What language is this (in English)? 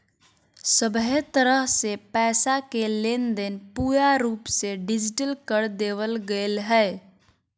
Magahi